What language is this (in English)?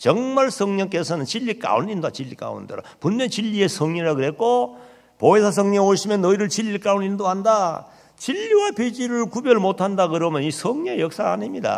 Korean